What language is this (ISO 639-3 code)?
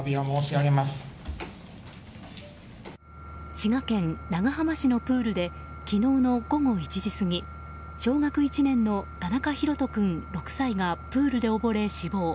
jpn